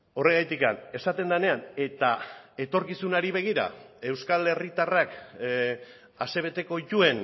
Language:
Basque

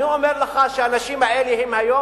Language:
Hebrew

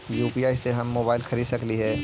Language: Magahi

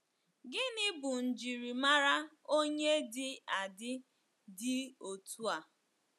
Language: Igbo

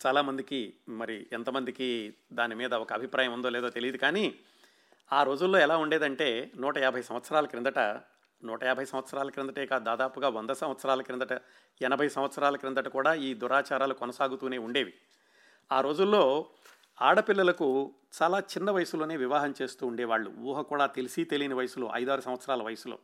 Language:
Telugu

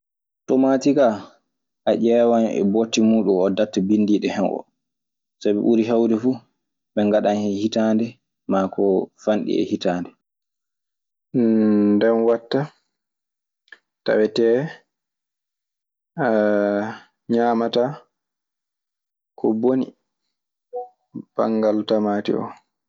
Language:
Maasina Fulfulde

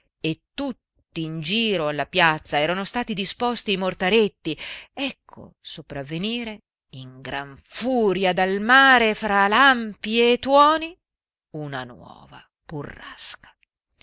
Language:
Italian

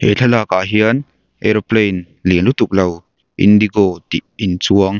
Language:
Mizo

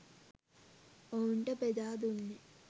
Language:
Sinhala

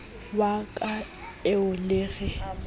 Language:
Southern Sotho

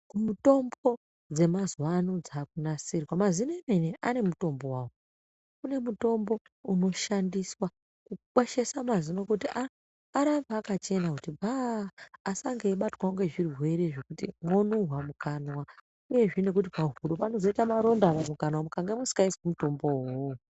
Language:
Ndau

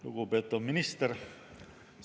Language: Estonian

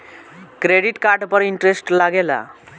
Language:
Bhojpuri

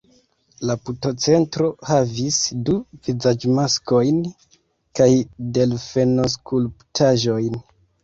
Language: Esperanto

